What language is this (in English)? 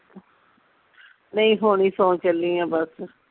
Punjabi